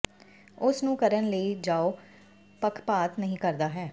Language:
Punjabi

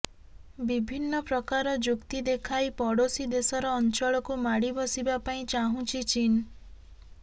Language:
Odia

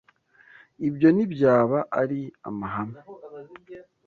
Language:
Kinyarwanda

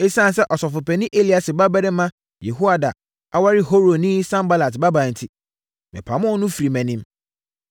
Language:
Akan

